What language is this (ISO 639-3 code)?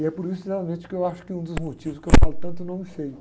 por